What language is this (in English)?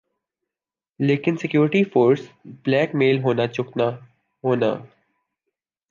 Urdu